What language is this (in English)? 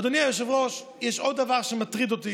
Hebrew